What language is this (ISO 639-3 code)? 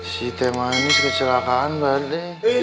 ind